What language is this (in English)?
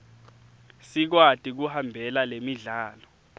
Swati